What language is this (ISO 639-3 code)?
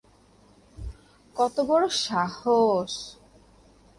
ben